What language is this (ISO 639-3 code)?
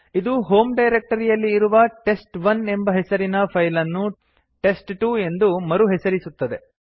kan